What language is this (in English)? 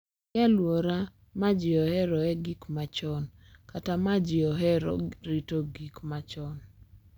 Luo (Kenya and Tanzania)